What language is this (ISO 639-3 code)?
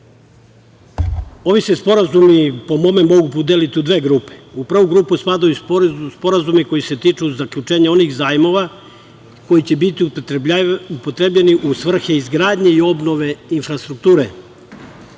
srp